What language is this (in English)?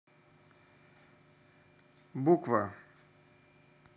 Russian